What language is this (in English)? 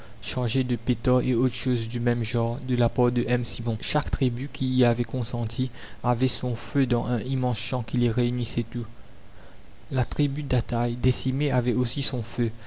French